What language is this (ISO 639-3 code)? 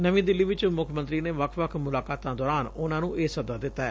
pan